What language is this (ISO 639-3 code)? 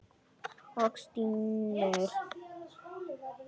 isl